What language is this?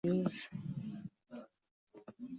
Swahili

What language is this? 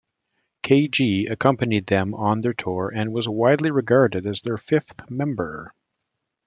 English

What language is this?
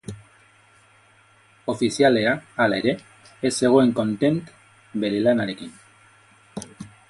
Basque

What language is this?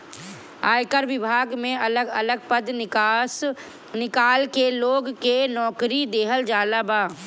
Bhojpuri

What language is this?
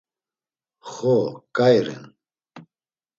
Laz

